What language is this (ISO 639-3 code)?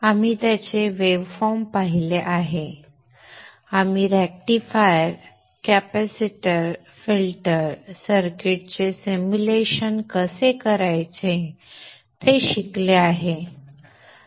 mar